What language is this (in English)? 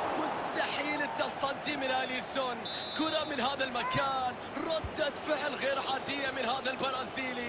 Arabic